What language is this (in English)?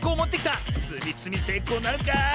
Japanese